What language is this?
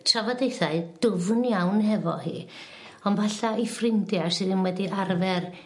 Welsh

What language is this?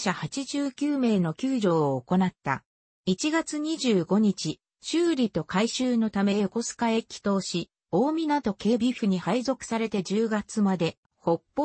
Japanese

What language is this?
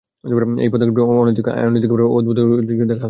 Bangla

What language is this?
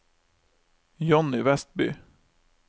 Norwegian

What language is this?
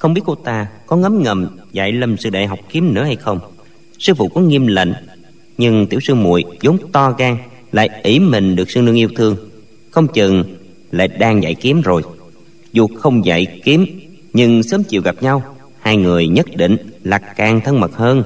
Vietnamese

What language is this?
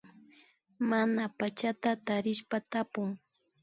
Imbabura Highland Quichua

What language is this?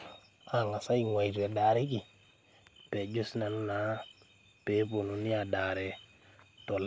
Masai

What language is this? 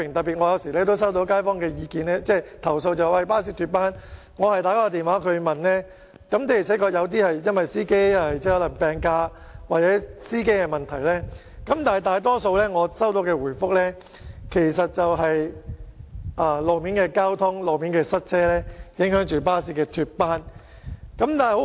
Cantonese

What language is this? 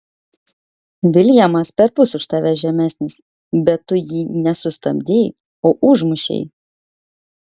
Lithuanian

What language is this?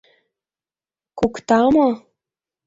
Mari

